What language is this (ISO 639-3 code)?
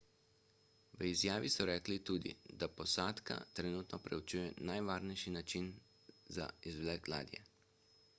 slv